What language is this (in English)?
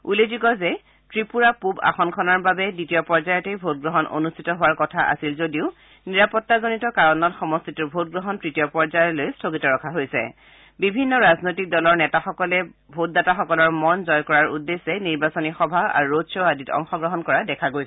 Assamese